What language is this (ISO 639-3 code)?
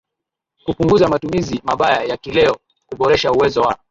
swa